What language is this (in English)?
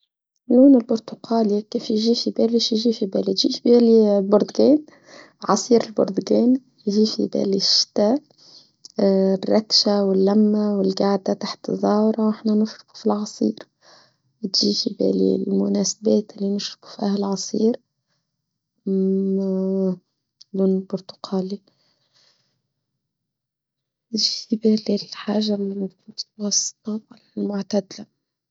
Tunisian Arabic